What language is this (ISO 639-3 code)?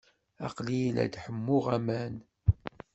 kab